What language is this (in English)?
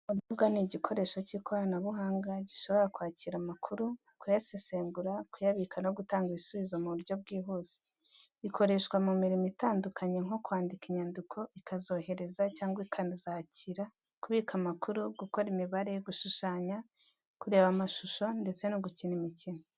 Kinyarwanda